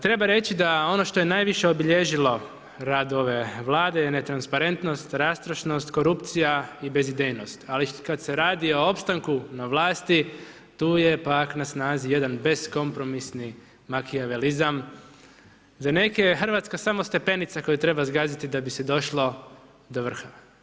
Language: Croatian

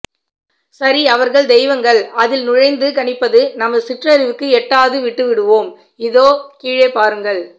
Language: Tamil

